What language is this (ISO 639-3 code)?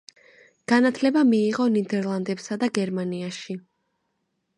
kat